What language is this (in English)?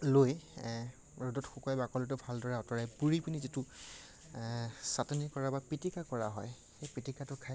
Assamese